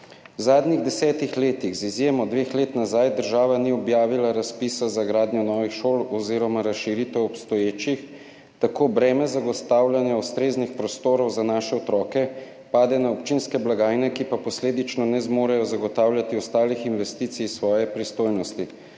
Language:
Slovenian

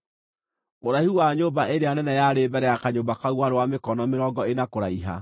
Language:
Kikuyu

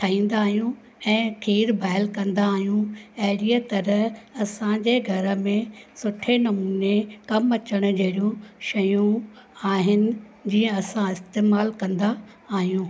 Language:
Sindhi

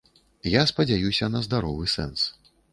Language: Belarusian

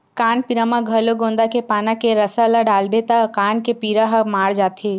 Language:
Chhattisgarhi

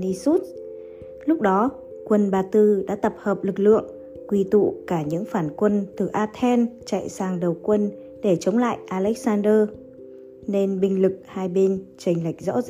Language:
Vietnamese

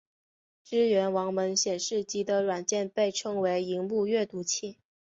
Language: Chinese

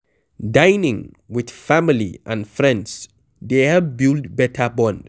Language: Nigerian Pidgin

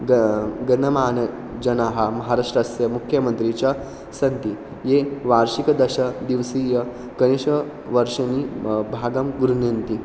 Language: Sanskrit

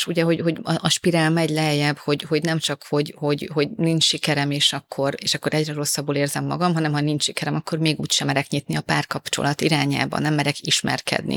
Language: Hungarian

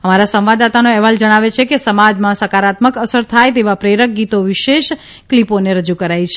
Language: Gujarati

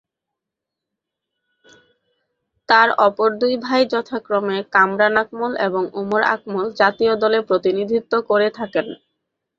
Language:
Bangla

